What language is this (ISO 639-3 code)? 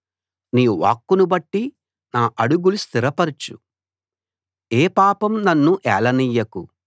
tel